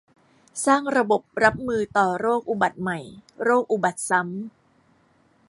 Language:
Thai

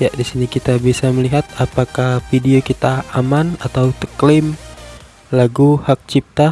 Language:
Indonesian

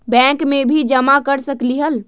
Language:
Magahi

